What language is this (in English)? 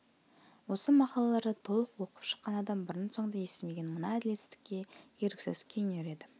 Kazakh